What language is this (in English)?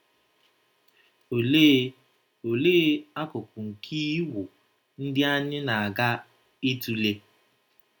Igbo